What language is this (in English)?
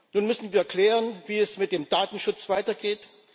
German